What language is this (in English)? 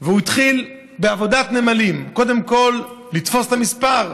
Hebrew